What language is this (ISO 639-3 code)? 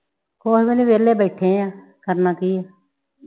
pan